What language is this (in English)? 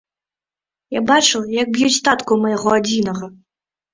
Belarusian